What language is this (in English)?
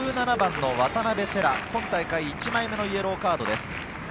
Japanese